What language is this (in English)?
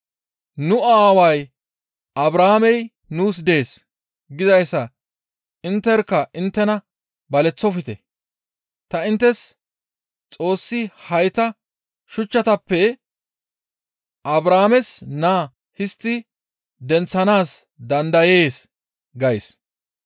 Gamo